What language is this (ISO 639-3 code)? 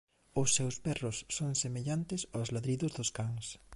glg